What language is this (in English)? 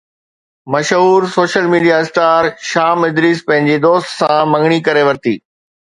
Sindhi